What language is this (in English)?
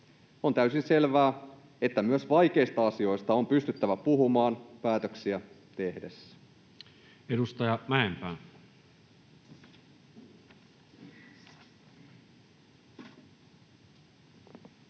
Finnish